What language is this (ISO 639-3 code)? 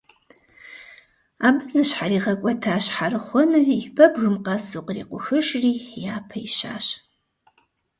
kbd